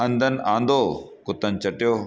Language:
Sindhi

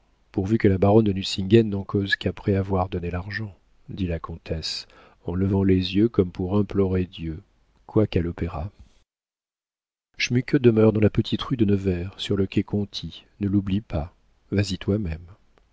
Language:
French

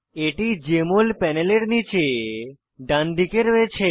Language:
Bangla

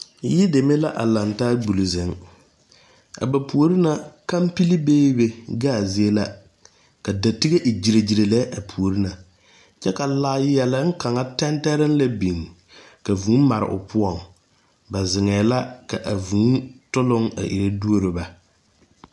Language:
Southern Dagaare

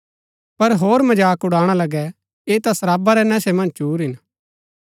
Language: Gaddi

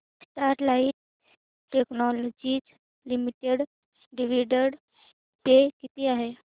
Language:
Marathi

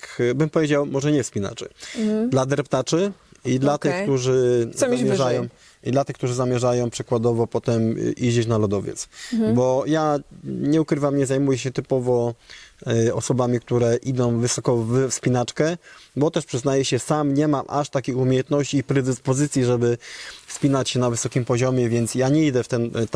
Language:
Polish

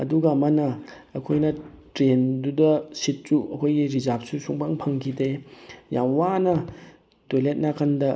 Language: Manipuri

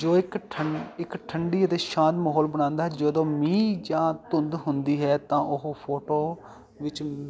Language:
Punjabi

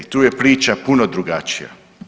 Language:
Croatian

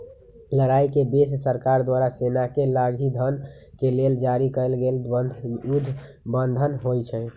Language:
Magahi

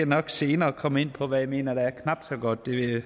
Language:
Danish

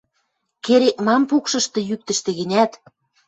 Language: Western Mari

